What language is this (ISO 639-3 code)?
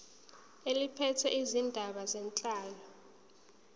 zul